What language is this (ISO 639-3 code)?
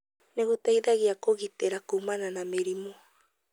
kik